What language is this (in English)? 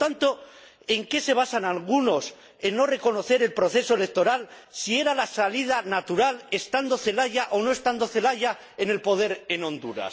Spanish